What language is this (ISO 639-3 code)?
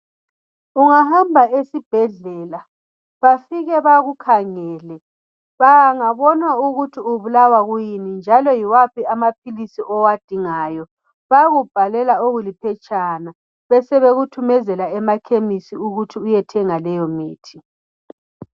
nde